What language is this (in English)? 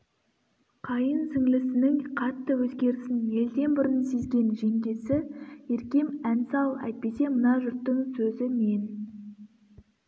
Kazakh